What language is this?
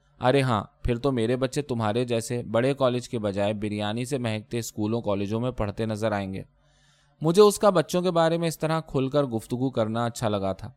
Urdu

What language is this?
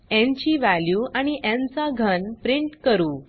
Marathi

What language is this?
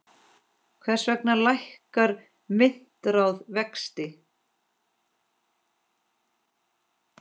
Icelandic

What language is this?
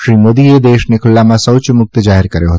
Gujarati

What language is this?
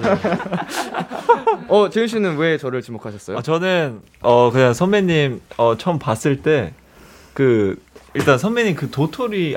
Korean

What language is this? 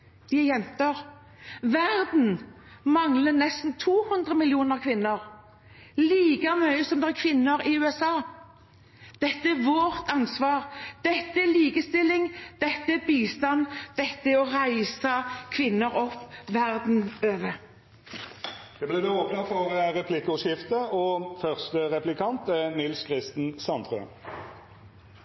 Norwegian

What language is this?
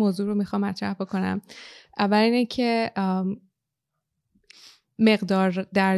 Persian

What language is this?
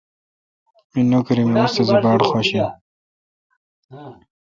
Kalkoti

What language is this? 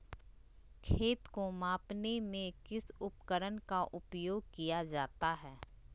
Magahi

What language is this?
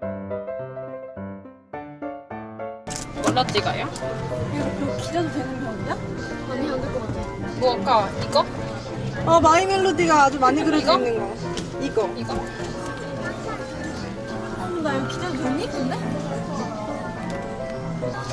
Korean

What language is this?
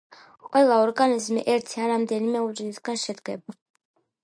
Georgian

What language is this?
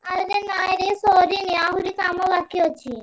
Odia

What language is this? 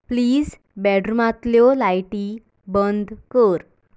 Konkani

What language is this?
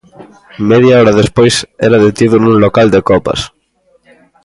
Galician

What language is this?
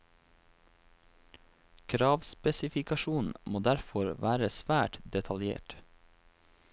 Norwegian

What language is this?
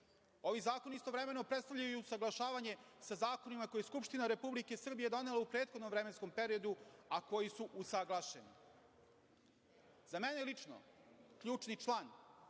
Serbian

